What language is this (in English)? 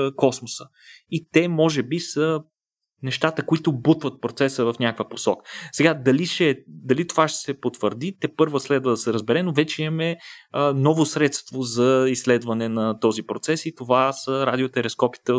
Bulgarian